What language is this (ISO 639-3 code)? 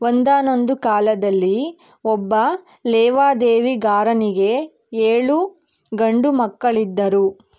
kan